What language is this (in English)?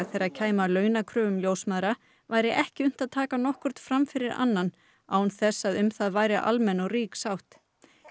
Icelandic